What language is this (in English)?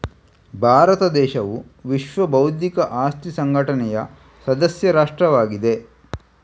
Kannada